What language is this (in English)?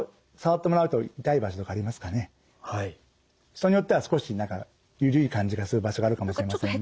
Japanese